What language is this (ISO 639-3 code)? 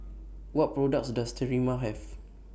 eng